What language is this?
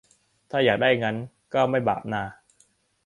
Thai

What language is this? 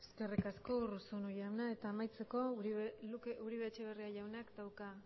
Basque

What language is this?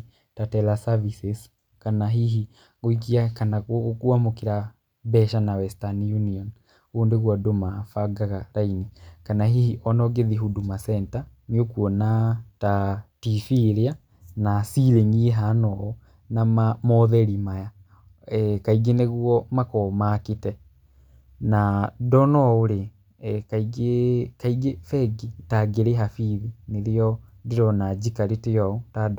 Kikuyu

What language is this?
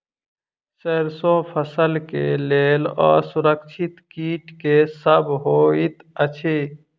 Maithili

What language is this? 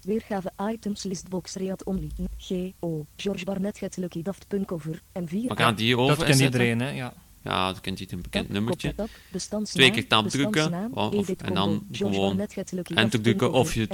Dutch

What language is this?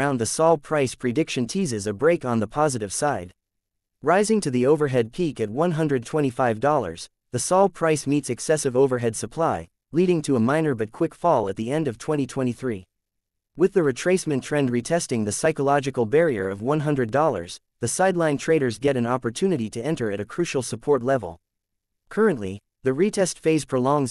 English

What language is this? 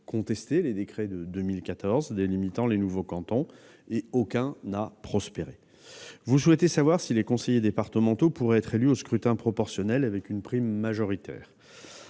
French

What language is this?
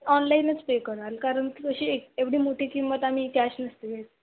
Marathi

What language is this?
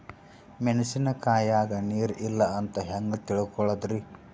Kannada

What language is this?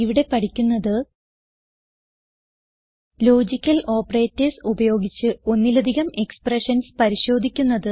Malayalam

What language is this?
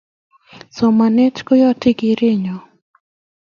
Kalenjin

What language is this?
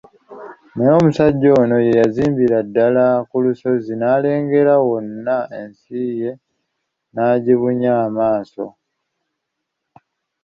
Ganda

